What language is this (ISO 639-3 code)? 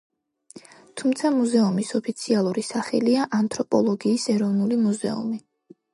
kat